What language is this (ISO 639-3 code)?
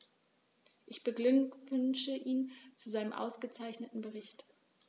deu